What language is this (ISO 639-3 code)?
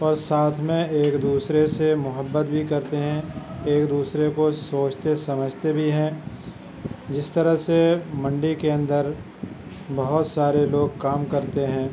urd